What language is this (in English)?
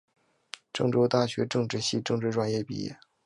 Chinese